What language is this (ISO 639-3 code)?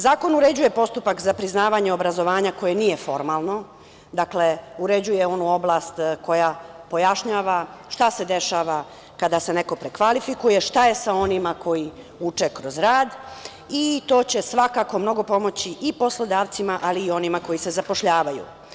srp